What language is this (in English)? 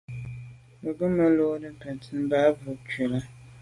Medumba